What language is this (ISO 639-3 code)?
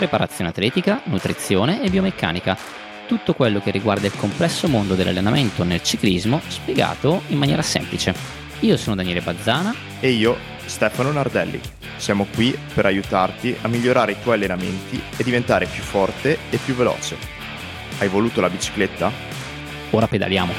ita